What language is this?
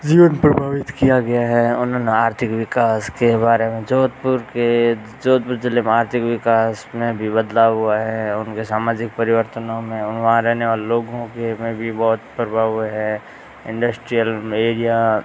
Hindi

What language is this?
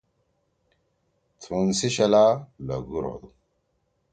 Torwali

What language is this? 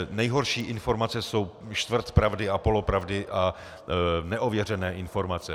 Czech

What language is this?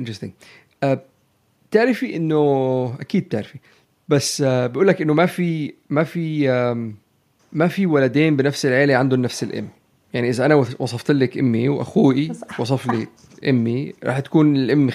Arabic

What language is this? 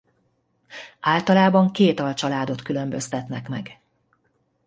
Hungarian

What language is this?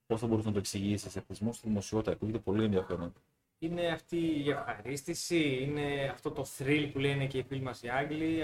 Greek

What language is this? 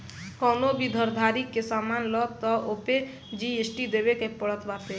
Bhojpuri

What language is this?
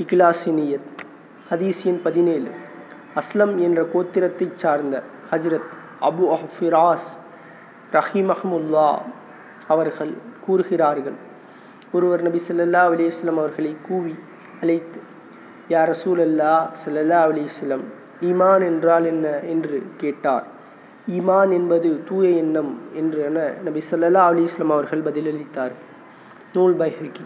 Tamil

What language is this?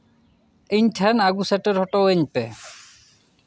Santali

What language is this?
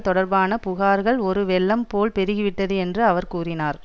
Tamil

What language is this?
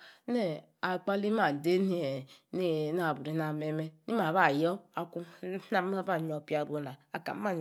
Yace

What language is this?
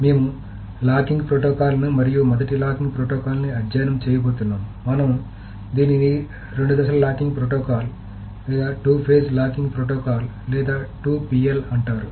Telugu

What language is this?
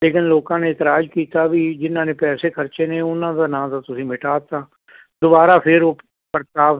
Punjabi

